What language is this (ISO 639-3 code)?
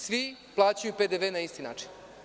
srp